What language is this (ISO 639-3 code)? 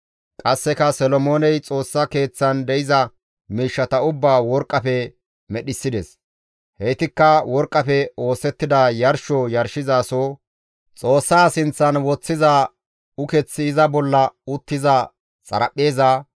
gmv